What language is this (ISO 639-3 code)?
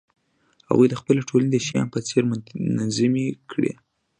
pus